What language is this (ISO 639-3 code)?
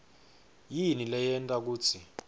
ssw